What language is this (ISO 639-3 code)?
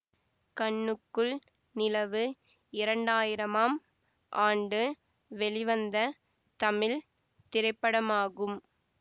tam